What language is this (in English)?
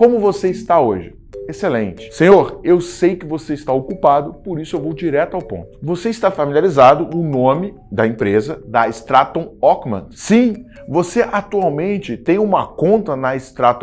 Portuguese